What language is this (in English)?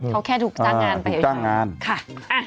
Thai